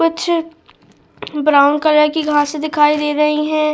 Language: Hindi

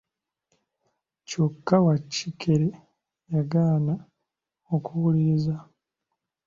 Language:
Ganda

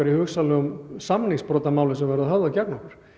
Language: Icelandic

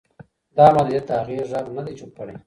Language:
Pashto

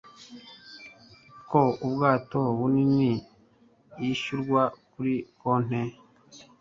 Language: Kinyarwanda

